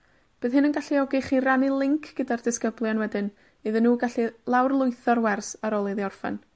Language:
Welsh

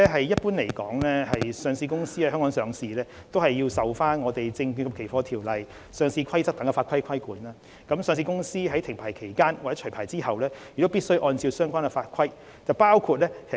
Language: Cantonese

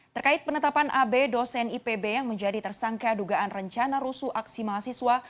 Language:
Indonesian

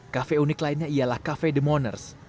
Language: Indonesian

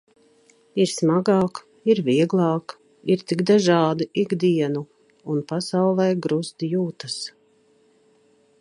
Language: Latvian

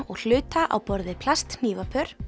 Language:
Icelandic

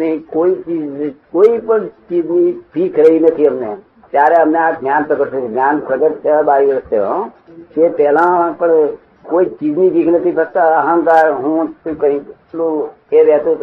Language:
Gujarati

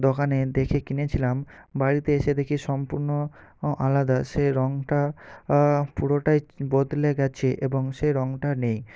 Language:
Bangla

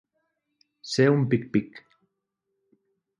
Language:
Catalan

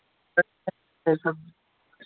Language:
Dogri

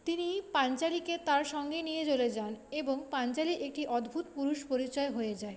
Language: Bangla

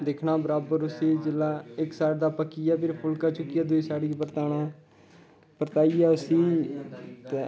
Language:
Dogri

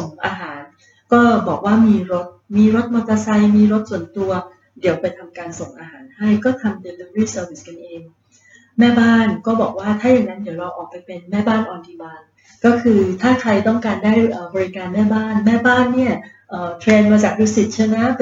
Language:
Thai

